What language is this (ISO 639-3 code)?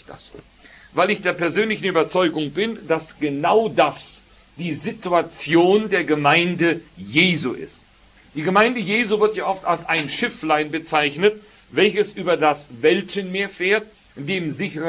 deu